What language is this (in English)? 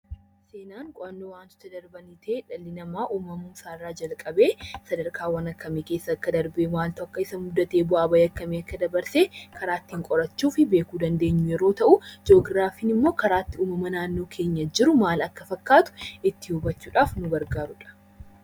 Oromo